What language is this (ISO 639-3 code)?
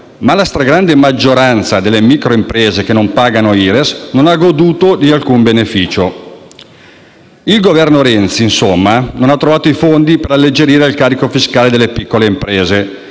ita